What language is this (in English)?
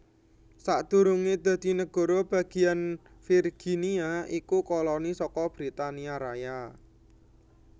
Javanese